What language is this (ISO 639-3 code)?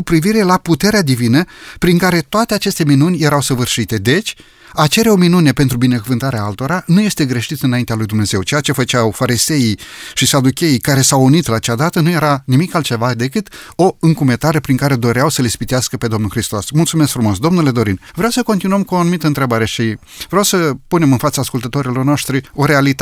ron